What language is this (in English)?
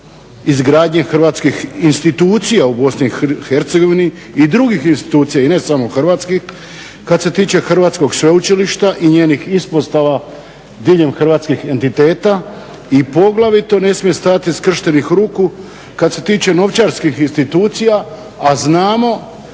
Croatian